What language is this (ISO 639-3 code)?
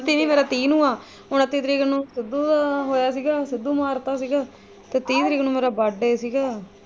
pan